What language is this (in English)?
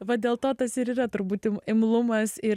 Lithuanian